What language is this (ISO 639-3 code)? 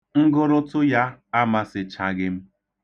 ibo